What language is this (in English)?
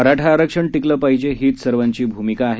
Marathi